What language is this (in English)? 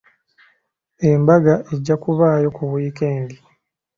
Ganda